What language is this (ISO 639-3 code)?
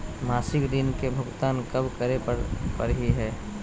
mag